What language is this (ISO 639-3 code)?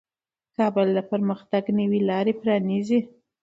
pus